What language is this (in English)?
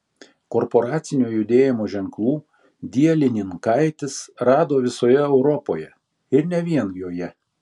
Lithuanian